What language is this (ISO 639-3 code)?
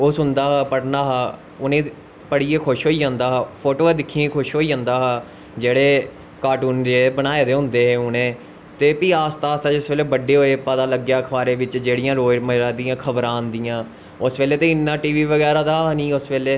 doi